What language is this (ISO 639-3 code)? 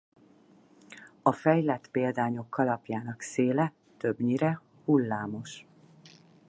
hun